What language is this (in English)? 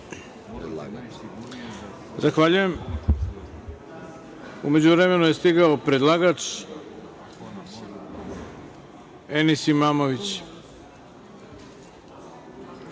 Serbian